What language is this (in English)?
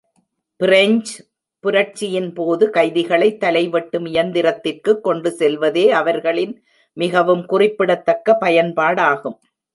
Tamil